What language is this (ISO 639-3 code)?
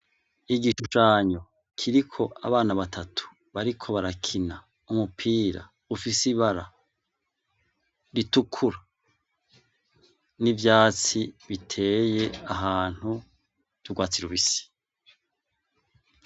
run